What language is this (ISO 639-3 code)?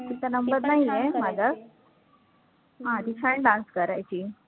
mar